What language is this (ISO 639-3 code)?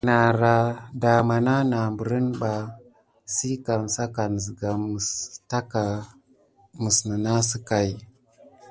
gid